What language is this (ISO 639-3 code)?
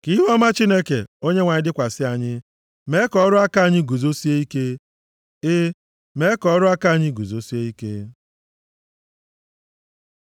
ibo